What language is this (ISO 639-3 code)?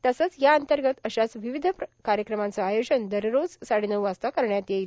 mar